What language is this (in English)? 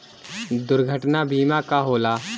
Bhojpuri